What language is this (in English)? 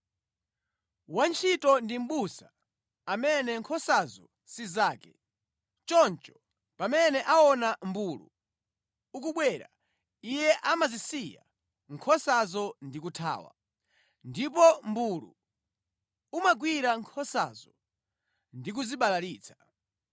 Nyanja